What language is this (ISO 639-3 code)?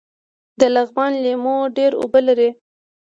pus